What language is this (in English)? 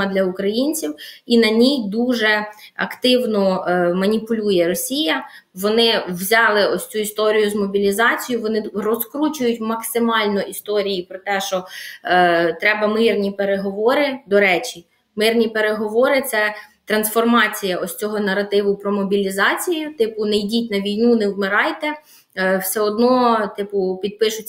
Ukrainian